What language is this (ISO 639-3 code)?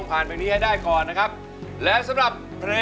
tha